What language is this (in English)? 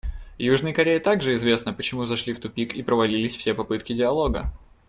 Russian